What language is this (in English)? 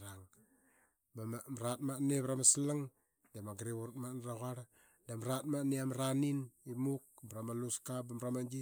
Qaqet